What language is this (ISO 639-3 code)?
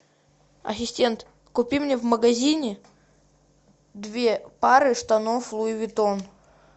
rus